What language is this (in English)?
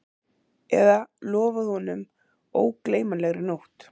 Icelandic